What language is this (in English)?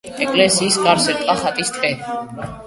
Georgian